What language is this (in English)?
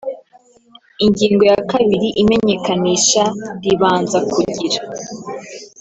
Kinyarwanda